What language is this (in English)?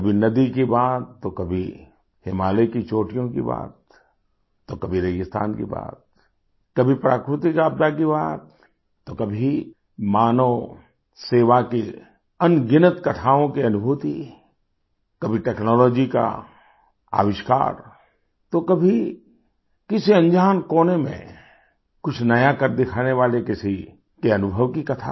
Hindi